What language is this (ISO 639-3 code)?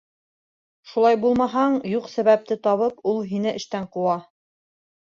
bak